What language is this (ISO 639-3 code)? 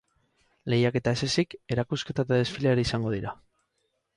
eus